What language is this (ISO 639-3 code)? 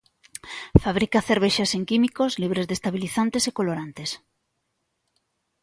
glg